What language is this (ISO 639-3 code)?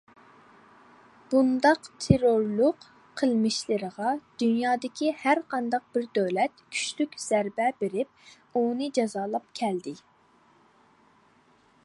uig